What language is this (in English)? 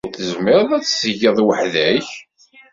Kabyle